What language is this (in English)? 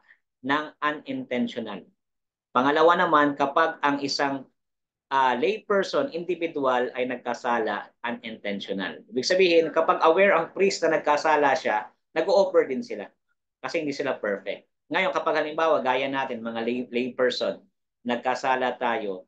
Filipino